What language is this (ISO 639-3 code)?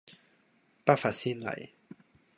yue